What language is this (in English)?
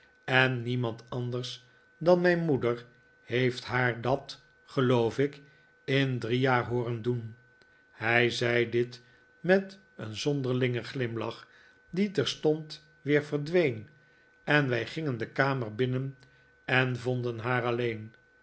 Dutch